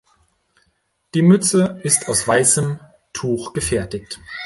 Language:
German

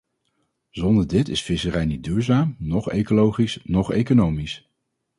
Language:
Dutch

